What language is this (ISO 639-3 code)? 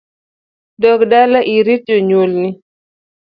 luo